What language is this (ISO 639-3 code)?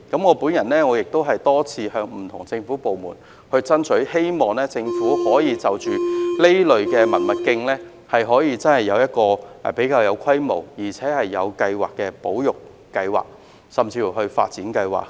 yue